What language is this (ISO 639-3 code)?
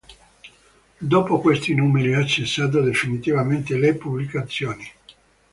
ita